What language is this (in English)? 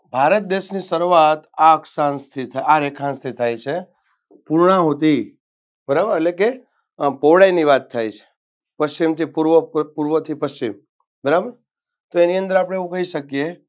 Gujarati